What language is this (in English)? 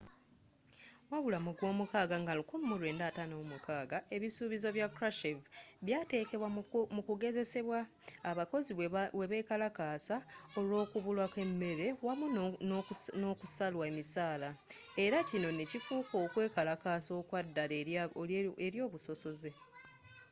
Ganda